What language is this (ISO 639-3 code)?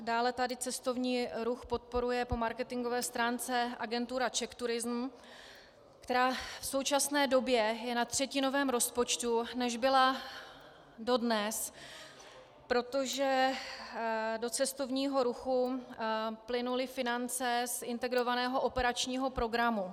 ces